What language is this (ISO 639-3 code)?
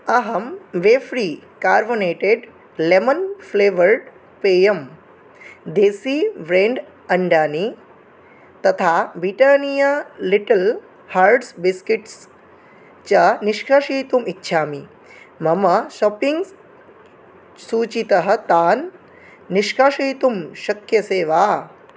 san